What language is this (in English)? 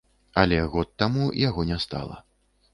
Belarusian